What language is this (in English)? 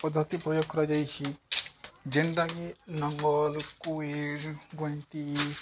Odia